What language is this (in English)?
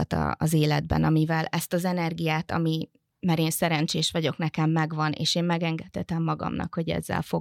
Hungarian